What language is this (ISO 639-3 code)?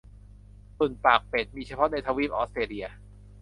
tha